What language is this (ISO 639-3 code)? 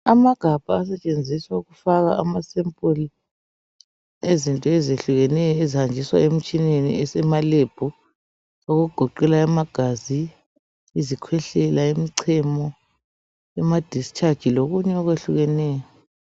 nde